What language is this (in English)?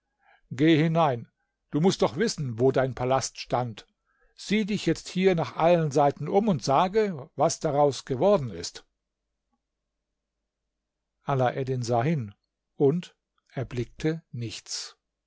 German